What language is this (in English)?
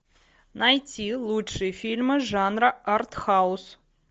Russian